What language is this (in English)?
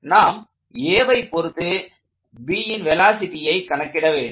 Tamil